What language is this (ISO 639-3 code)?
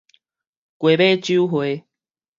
nan